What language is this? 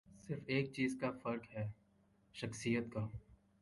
Urdu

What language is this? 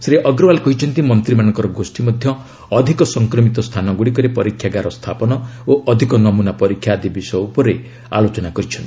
Odia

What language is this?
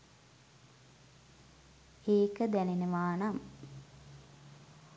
Sinhala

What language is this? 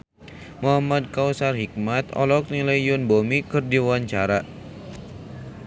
Sundanese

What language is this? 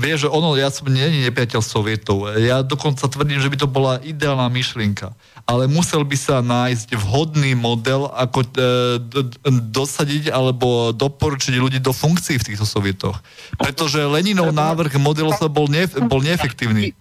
Slovak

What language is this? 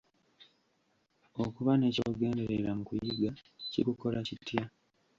Ganda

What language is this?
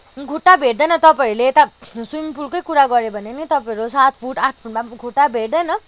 Nepali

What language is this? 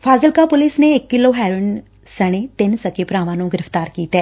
Punjabi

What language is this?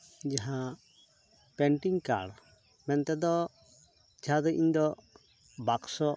Santali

